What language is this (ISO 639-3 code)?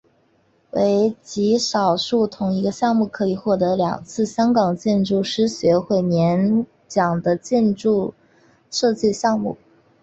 zho